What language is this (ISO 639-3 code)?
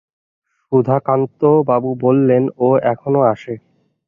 ben